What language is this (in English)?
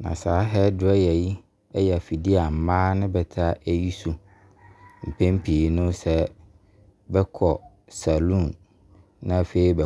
Abron